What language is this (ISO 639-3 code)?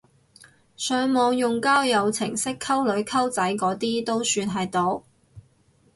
yue